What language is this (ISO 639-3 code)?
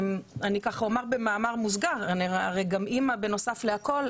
heb